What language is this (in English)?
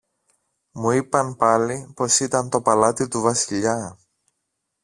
Greek